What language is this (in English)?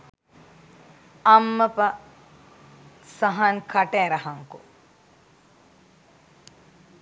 Sinhala